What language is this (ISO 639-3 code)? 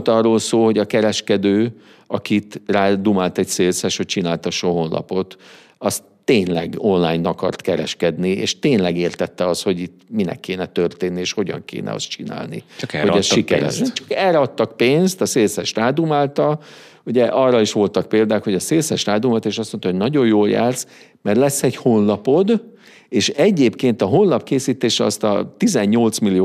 hun